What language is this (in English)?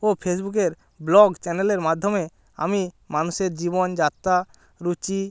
Bangla